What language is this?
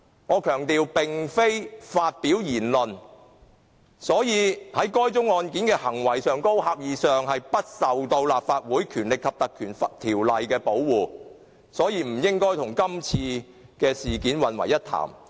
Cantonese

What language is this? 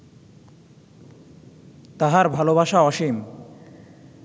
Bangla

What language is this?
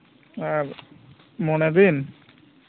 Santali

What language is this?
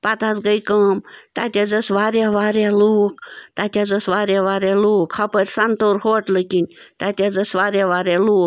Kashmiri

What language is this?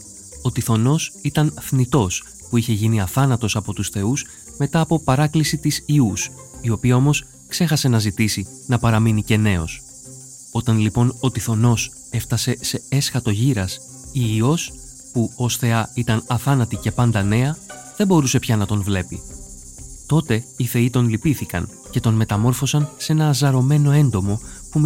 Greek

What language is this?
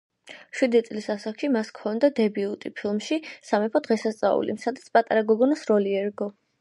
Georgian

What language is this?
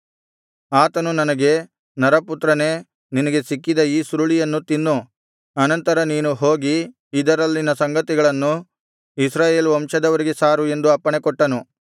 Kannada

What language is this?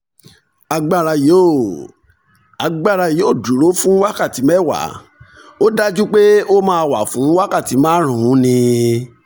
Yoruba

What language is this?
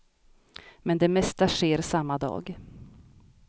Swedish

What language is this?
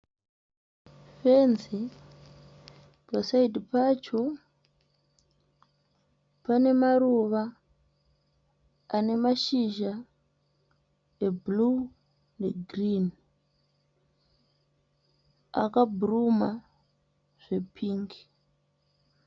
Shona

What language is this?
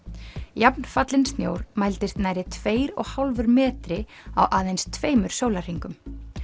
Icelandic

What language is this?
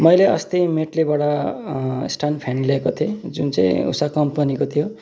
Nepali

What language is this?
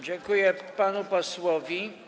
Polish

